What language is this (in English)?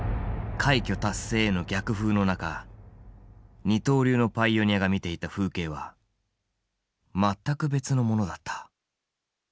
Japanese